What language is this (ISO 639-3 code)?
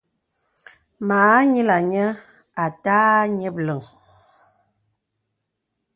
beb